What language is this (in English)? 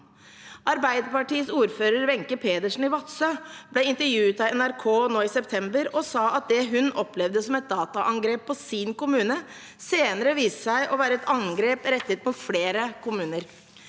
Norwegian